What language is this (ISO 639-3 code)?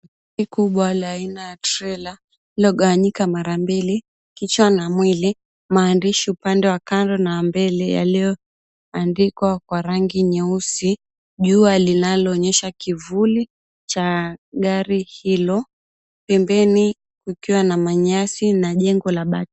swa